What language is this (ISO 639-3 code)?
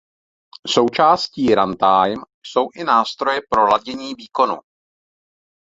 ces